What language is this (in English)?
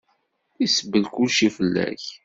Kabyle